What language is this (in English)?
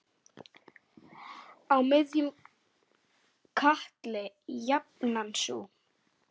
Icelandic